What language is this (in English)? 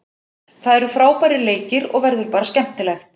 Icelandic